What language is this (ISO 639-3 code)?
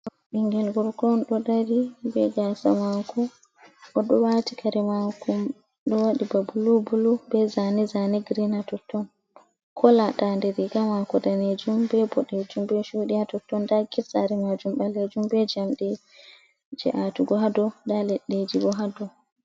ful